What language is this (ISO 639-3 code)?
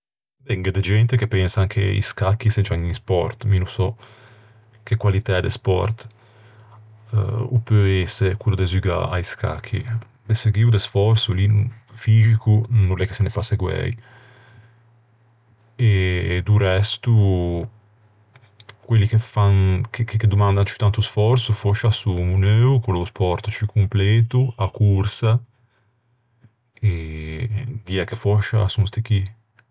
lij